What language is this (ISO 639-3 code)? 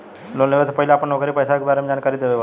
bho